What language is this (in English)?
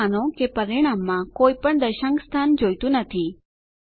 Gujarati